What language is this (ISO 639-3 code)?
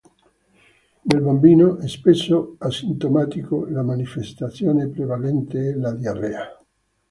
ita